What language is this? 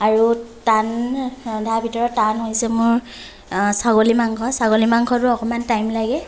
Assamese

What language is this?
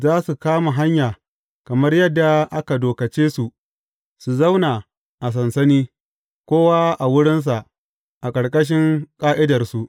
Hausa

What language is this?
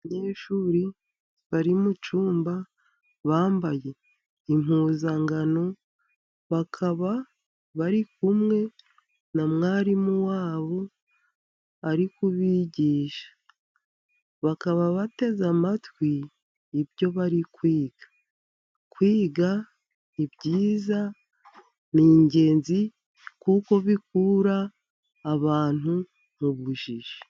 Kinyarwanda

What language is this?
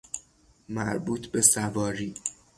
Persian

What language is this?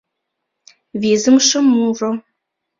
Mari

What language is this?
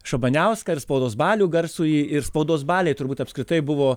Lithuanian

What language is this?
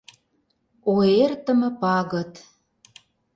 Mari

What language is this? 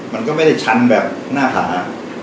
Thai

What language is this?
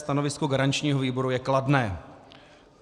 Czech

